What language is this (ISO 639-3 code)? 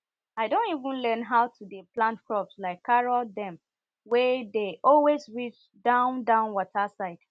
pcm